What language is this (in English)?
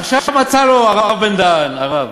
Hebrew